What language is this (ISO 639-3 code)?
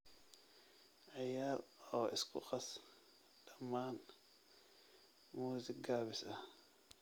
som